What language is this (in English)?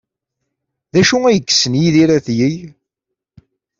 Kabyle